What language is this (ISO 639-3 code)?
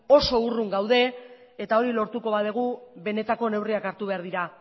eus